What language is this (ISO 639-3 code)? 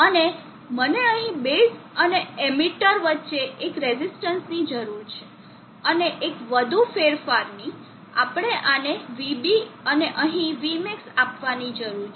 guj